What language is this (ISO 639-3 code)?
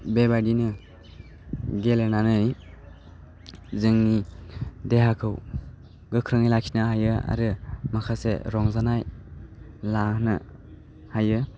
brx